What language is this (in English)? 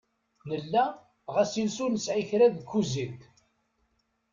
Kabyle